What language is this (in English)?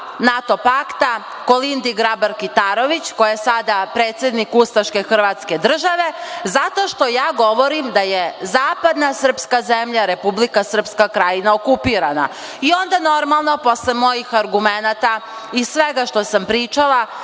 Serbian